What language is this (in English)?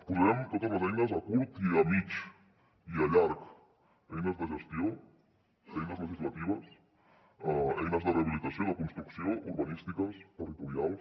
Catalan